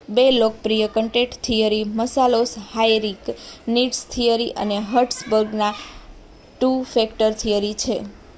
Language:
Gujarati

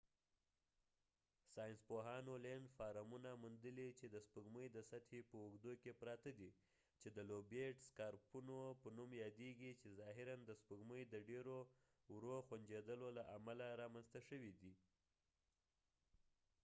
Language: Pashto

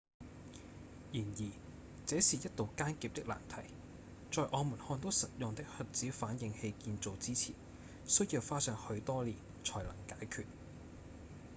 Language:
Cantonese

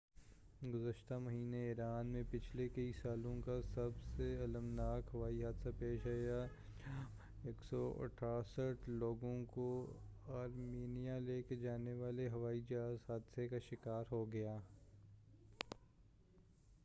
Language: Urdu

